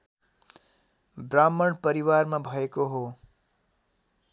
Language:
Nepali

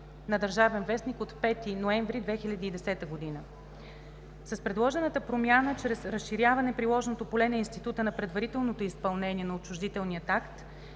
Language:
Bulgarian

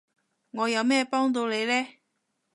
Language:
Cantonese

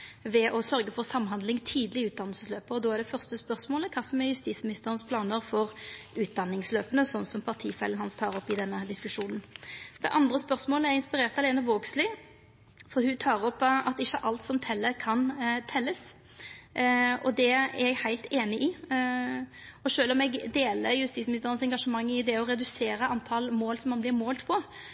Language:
Norwegian Nynorsk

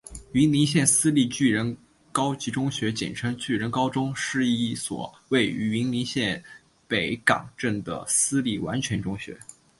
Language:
Chinese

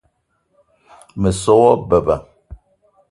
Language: Eton (Cameroon)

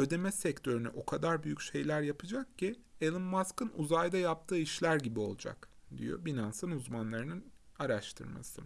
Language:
Turkish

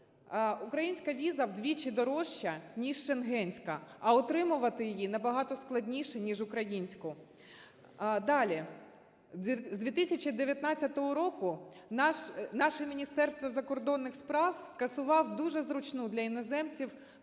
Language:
Ukrainian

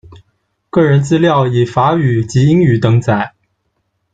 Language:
Chinese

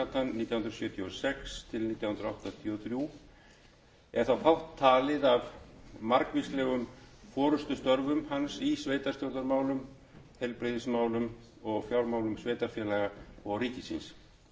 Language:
Icelandic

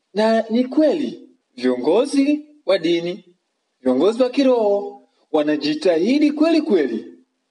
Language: Swahili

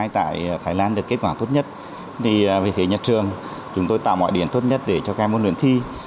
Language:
Vietnamese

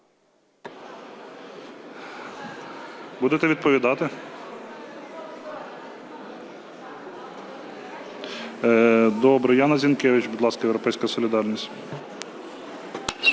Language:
Ukrainian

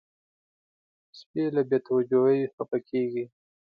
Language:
Pashto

